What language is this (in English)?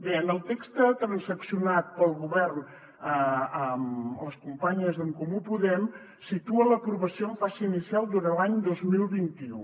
Catalan